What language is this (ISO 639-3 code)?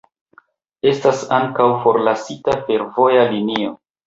epo